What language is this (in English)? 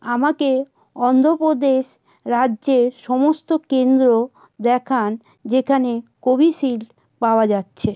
Bangla